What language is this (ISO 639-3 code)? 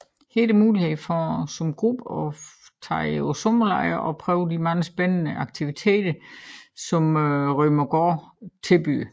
dan